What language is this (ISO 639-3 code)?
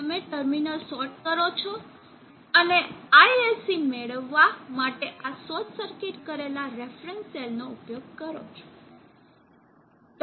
guj